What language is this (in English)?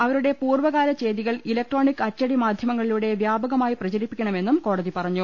Malayalam